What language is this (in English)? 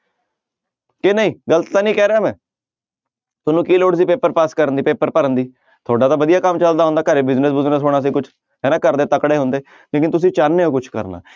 Punjabi